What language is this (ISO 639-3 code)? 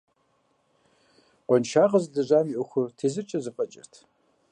kbd